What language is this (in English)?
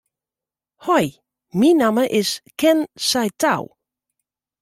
Western Frisian